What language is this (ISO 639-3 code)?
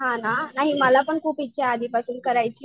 mar